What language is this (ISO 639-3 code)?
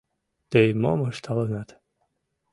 chm